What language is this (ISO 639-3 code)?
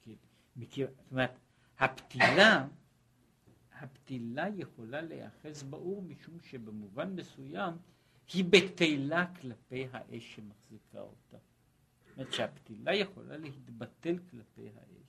heb